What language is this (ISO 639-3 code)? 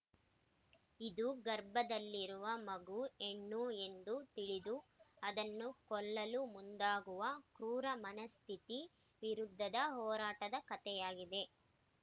kan